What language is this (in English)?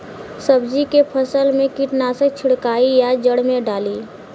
Bhojpuri